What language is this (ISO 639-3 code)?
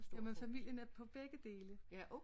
dan